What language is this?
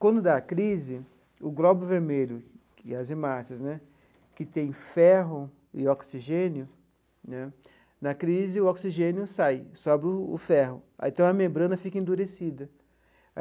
Portuguese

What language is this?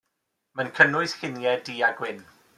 Welsh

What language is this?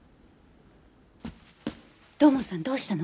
Japanese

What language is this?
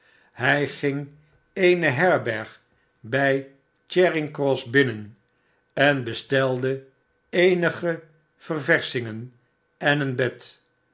Dutch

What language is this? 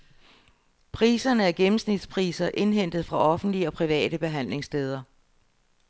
Danish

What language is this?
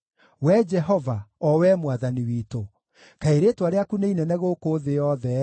Kikuyu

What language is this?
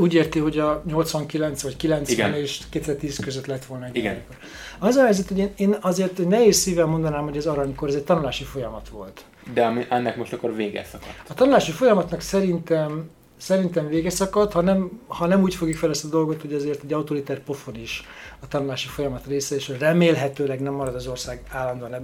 Hungarian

